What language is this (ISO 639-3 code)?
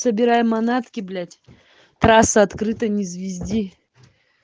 rus